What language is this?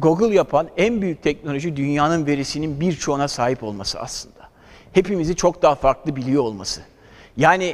Turkish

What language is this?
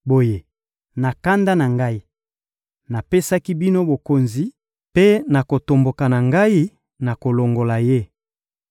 Lingala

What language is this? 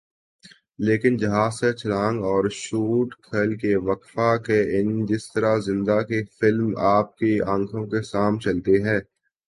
Urdu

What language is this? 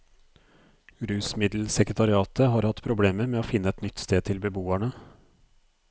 Norwegian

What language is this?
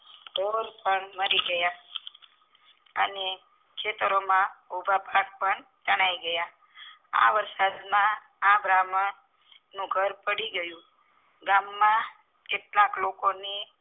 Gujarati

